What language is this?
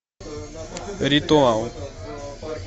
Russian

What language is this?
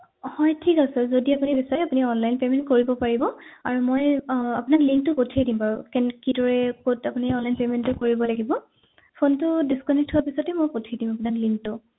Assamese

